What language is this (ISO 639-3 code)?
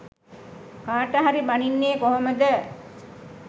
sin